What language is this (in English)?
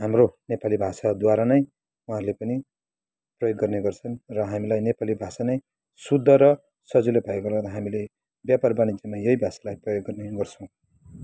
Nepali